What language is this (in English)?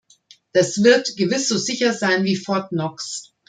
German